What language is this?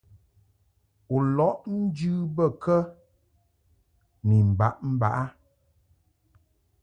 Mungaka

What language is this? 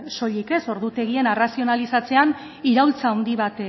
Basque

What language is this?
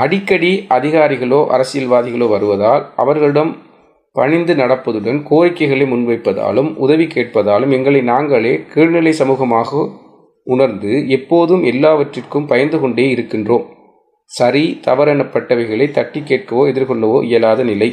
Tamil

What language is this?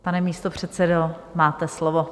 Czech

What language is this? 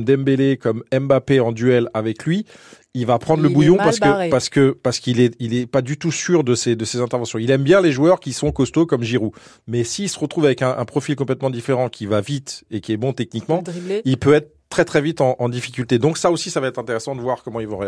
French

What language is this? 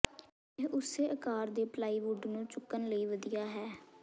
Punjabi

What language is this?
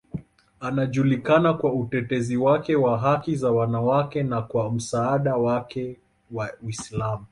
Swahili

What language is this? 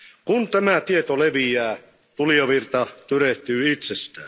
Finnish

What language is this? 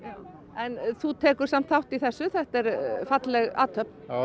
Icelandic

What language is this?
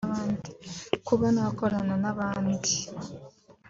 Kinyarwanda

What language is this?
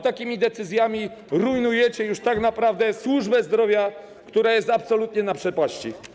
Polish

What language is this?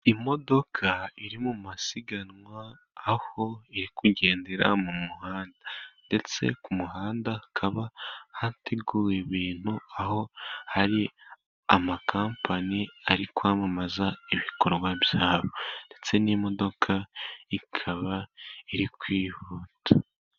Kinyarwanda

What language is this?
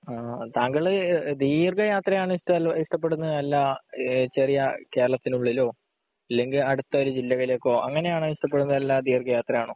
Malayalam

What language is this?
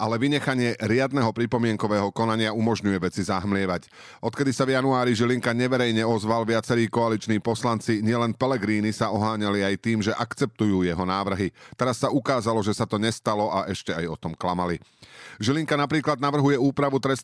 Slovak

